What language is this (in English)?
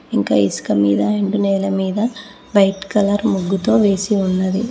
Telugu